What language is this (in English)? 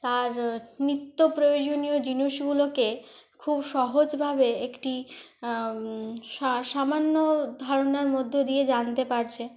Bangla